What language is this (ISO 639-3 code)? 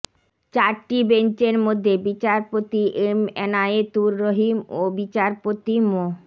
ben